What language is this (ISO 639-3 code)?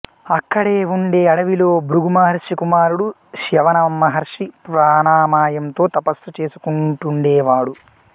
tel